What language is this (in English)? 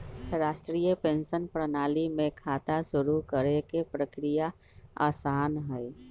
Magahi